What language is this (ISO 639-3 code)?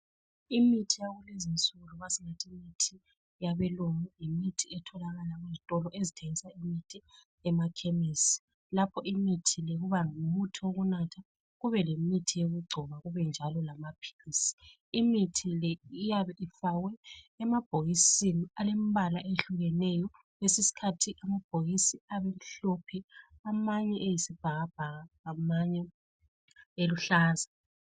nde